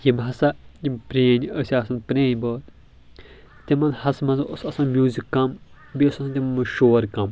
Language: Kashmiri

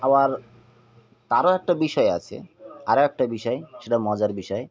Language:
Bangla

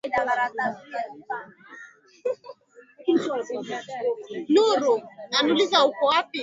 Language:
Swahili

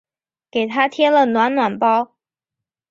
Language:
Chinese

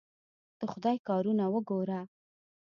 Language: Pashto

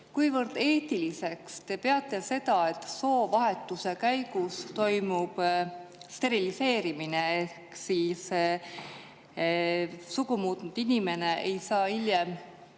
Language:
Estonian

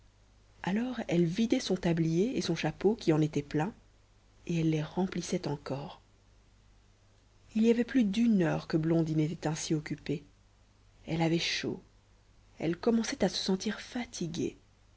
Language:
French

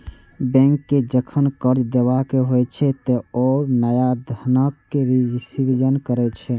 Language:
Maithili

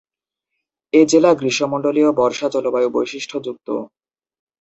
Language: Bangla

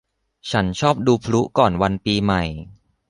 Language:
Thai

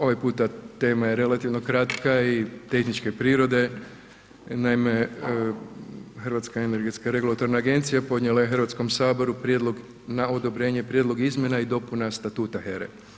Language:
Croatian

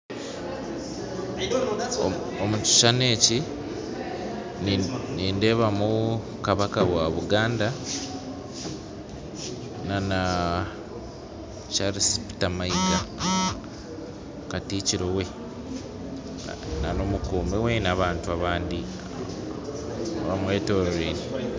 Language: Nyankole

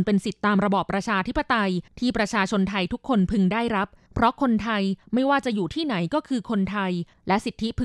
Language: Thai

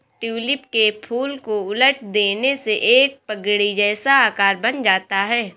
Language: Hindi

